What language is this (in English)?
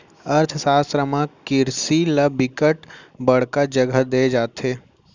Chhattisgarhi